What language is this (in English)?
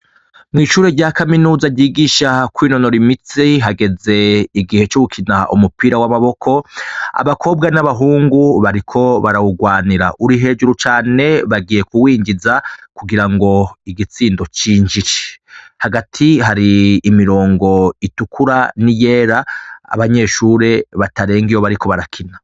Rundi